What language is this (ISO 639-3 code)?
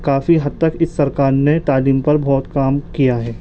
urd